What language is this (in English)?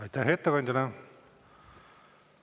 Estonian